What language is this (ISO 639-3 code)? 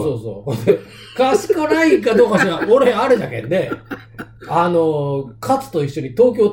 jpn